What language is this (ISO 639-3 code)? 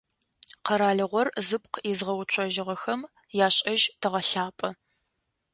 ady